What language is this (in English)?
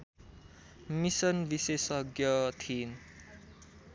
Nepali